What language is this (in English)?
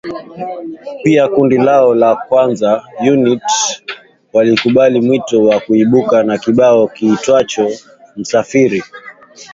Swahili